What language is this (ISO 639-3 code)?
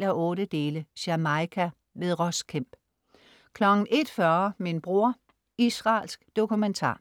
dan